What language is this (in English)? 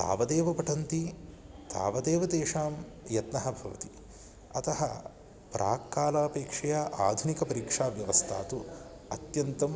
Sanskrit